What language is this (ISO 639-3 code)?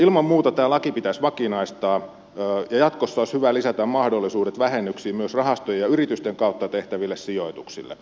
fin